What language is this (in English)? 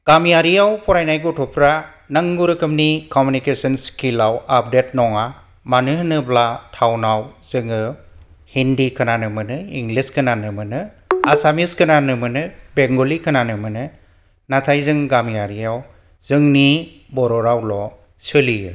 Bodo